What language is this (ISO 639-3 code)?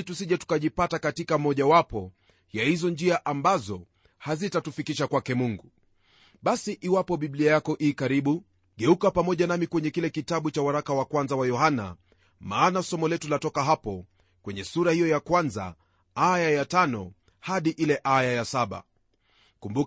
swa